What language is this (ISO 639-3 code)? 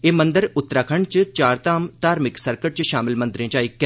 doi